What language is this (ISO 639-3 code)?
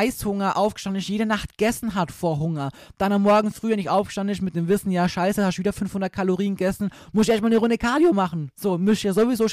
deu